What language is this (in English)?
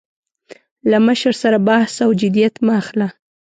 Pashto